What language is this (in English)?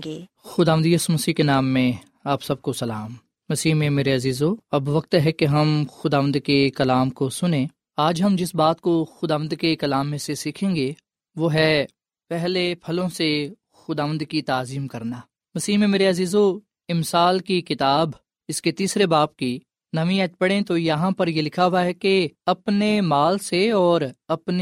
Urdu